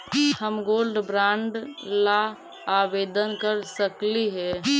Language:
Magahi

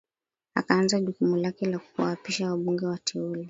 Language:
Swahili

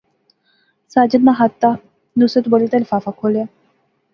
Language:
Pahari-Potwari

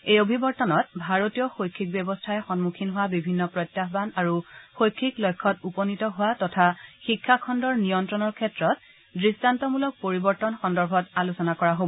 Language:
Assamese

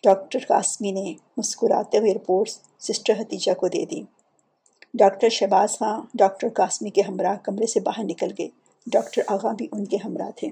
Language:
Urdu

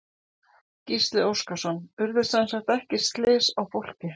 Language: Icelandic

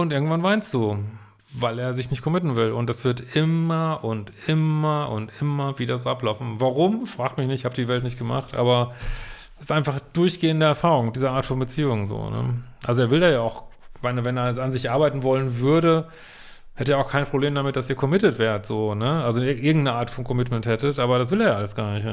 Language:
German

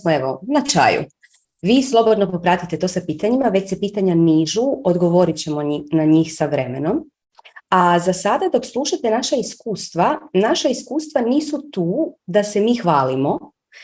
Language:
Croatian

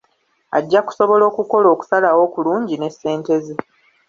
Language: Ganda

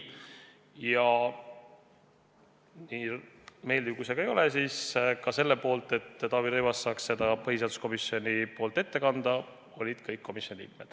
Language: Estonian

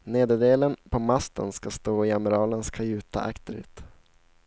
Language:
Swedish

